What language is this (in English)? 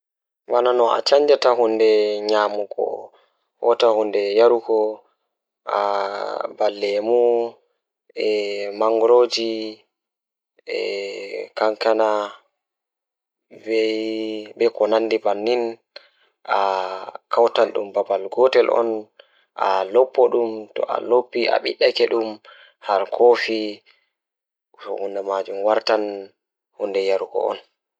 Fula